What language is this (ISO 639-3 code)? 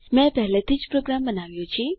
guj